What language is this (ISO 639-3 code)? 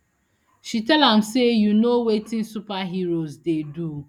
pcm